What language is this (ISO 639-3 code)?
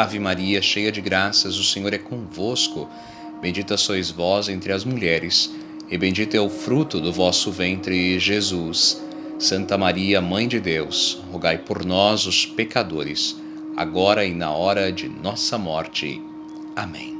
por